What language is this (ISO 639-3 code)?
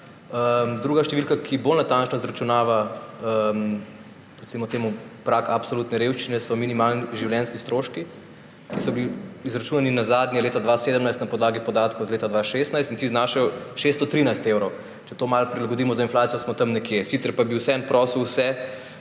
slv